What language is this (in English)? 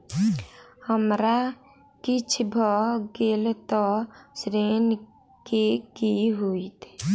Maithili